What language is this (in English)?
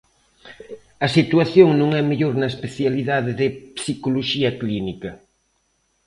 Galician